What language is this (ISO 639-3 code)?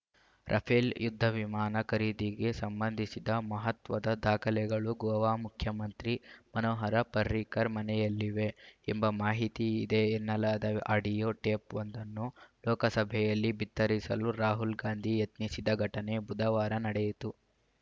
kan